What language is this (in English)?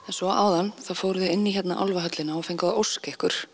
Icelandic